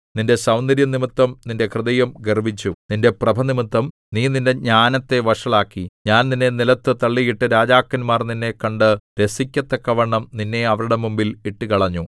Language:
Malayalam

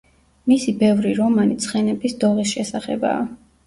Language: Georgian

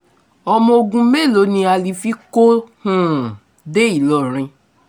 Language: Yoruba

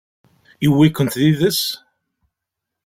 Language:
Kabyle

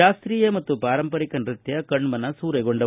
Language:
Kannada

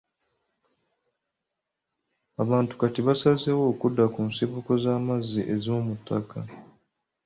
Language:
Ganda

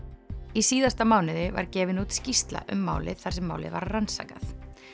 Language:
Icelandic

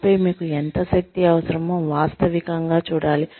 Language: Telugu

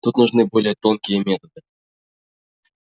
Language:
Russian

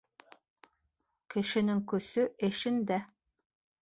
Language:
Bashkir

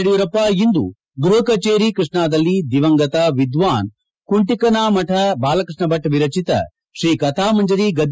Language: Kannada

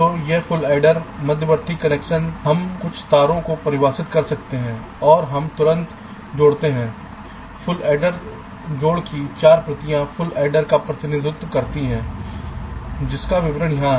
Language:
Hindi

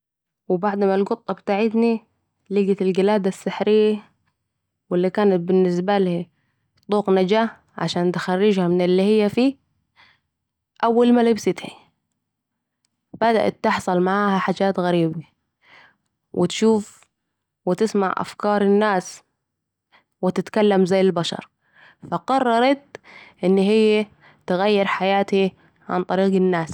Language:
Saidi Arabic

